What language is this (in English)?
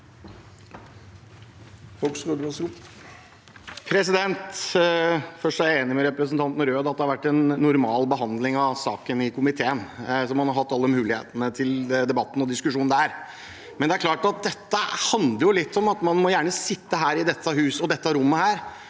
Norwegian